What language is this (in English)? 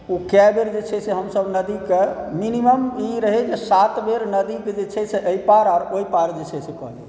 Maithili